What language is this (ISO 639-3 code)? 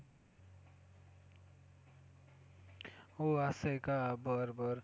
mar